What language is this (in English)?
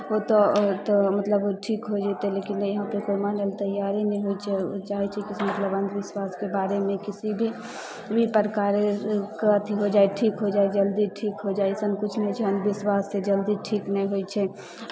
Maithili